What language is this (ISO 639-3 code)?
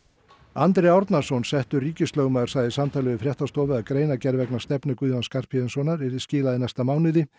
isl